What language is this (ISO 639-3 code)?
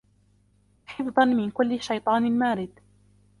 ara